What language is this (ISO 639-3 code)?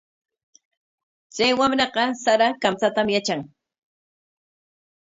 qwa